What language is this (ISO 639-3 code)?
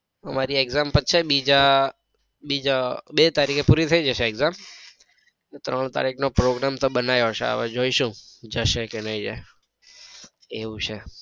guj